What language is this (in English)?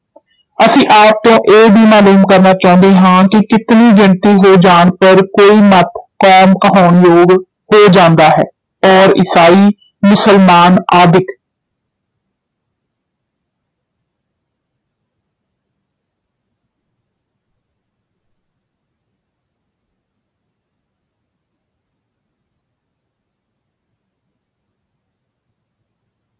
Punjabi